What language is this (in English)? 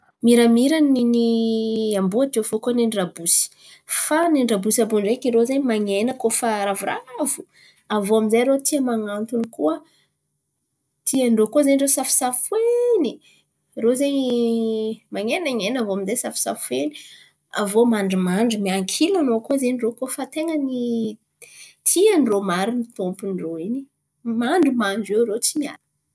Antankarana Malagasy